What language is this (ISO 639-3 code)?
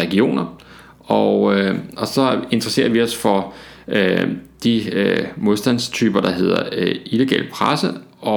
dan